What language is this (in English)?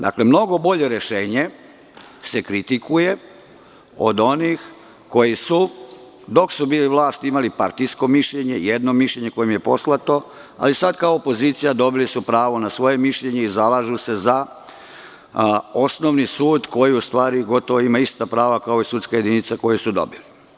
Serbian